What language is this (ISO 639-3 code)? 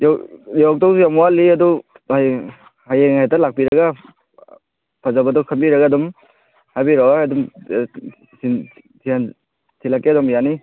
mni